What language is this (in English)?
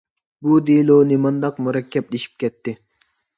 Uyghur